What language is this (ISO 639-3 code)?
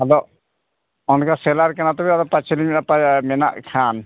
sat